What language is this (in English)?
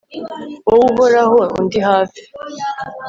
Kinyarwanda